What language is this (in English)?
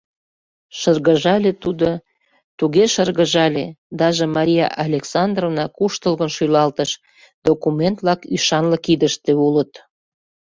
Mari